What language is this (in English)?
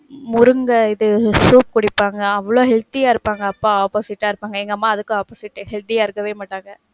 Tamil